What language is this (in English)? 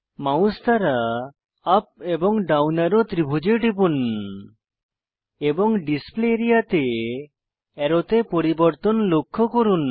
Bangla